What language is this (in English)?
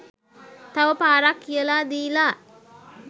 Sinhala